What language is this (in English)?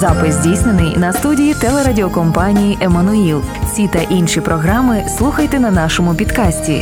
Ukrainian